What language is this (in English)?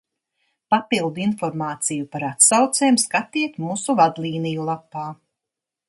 Latvian